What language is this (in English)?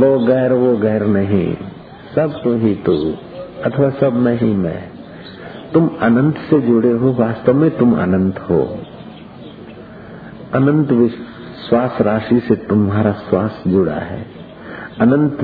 Hindi